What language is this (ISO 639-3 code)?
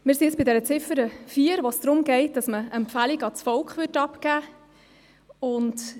gsw